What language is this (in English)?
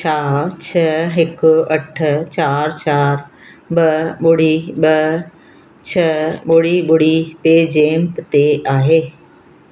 Sindhi